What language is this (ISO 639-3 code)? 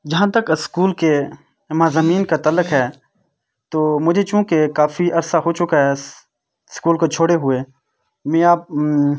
urd